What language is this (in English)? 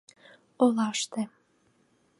Mari